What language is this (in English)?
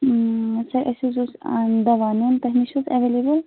Kashmiri